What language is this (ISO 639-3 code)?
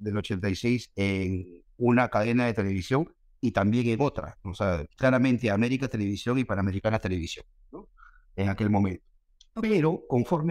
spa